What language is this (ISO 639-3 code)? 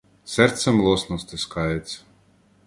ukr